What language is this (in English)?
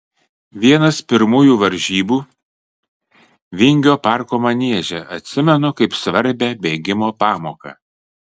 Lithuanian